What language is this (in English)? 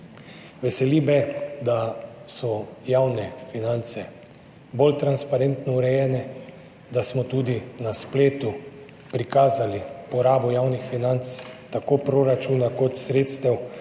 Slovenian